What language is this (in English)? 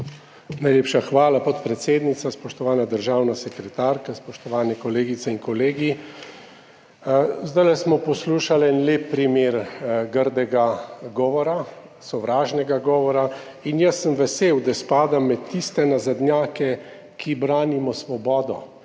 Slovenian